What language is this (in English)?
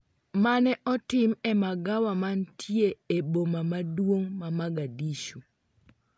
Luo (Kenya and Tanzania)